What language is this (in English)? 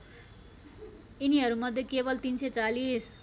Nepali